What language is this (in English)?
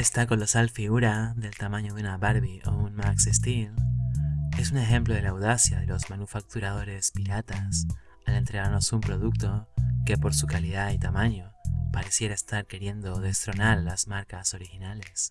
Spanish